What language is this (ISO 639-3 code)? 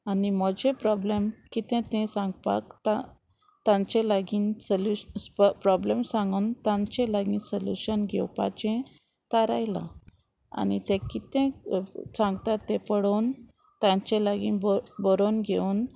kok